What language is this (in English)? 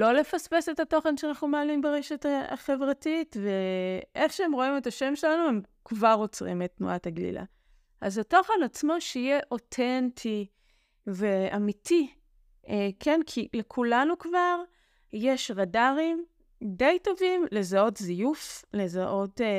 Hebrew